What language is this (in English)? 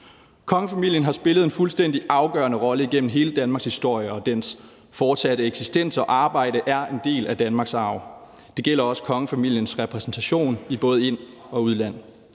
Danish